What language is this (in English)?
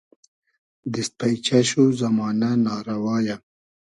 Hazaragi